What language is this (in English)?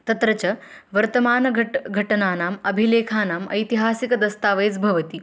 Sanskrit